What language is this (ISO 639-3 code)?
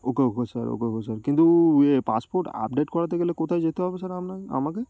ben